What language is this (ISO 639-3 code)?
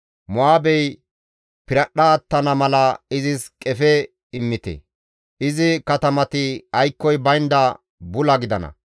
gmv